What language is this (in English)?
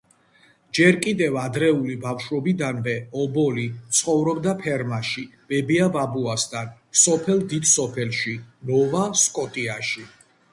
Georgian